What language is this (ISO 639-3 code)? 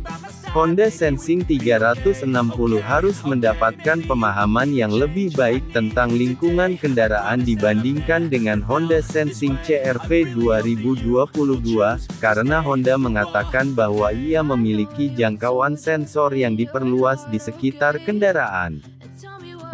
ind